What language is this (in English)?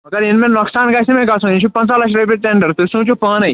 Kashmiri